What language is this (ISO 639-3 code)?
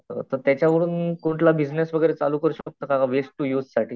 mar